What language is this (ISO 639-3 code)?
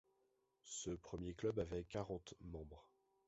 fra